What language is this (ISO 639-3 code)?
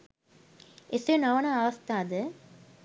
sin